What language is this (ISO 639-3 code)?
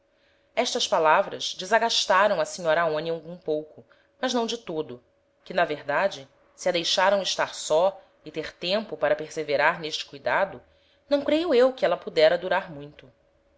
por